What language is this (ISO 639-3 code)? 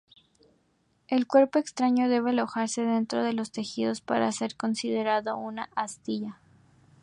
spa